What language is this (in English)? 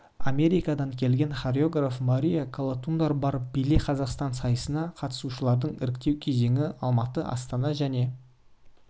Kazakh